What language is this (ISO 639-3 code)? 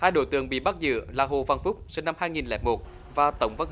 vie